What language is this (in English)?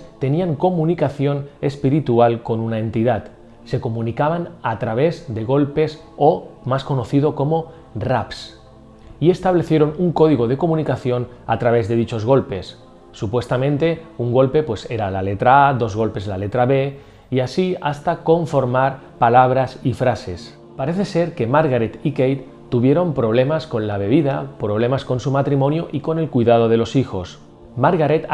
Spanish